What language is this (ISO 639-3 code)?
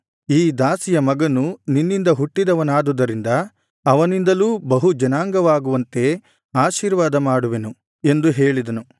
kan